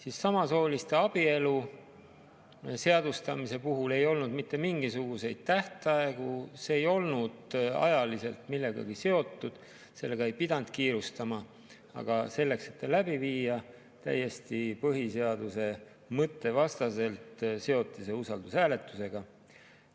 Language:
Estonian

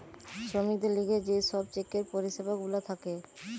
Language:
Bangla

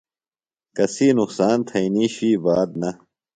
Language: Phalura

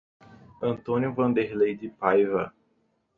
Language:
Portuguese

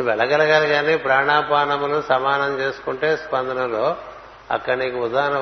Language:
Telugu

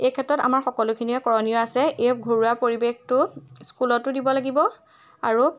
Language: Assamese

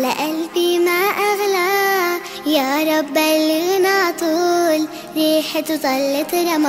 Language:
Arabic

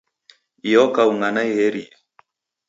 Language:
Taita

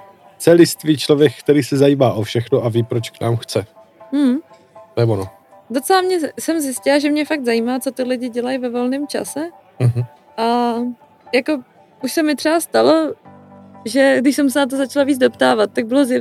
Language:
Czech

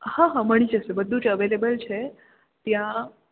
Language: Gujarati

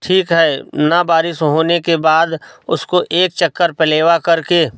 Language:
Hindi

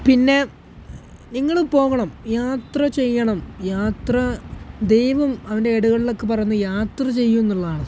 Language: Malayalam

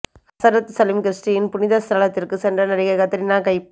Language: Tamil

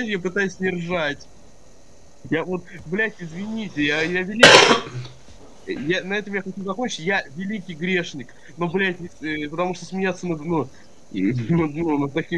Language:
Russian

